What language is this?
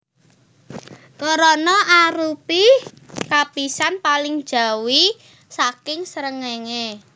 Javanese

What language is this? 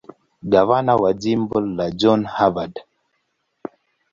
Swahili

